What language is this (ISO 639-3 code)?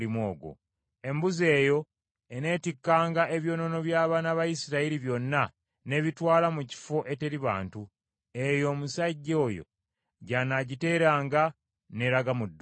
lug